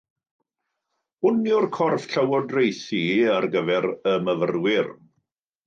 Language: Welsh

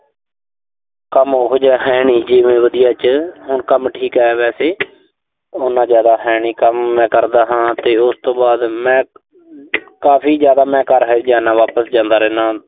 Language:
Punjabi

